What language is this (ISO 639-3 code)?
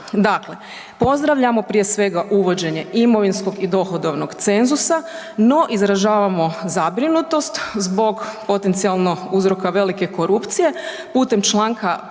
hrv